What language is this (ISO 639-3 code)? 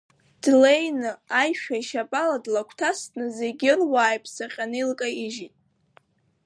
abk